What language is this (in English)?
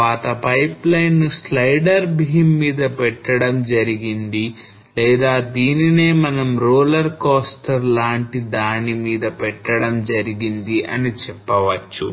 Telugu